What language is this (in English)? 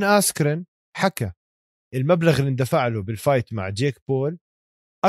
Arabic